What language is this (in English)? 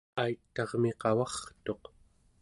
Central Yupik